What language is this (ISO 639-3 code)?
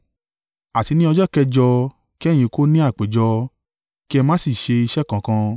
yor